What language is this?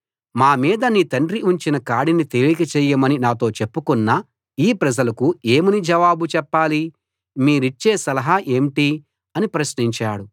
Telugu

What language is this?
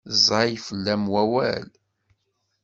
Kabyle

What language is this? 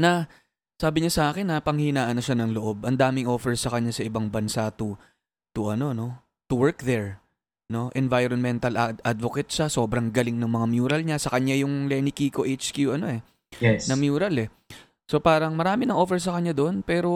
Filipino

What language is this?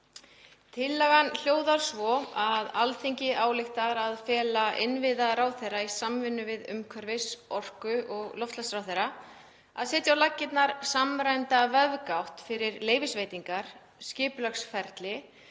Icelandic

